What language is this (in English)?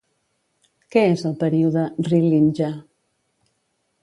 Catalan